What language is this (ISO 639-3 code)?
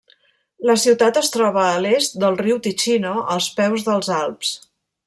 cat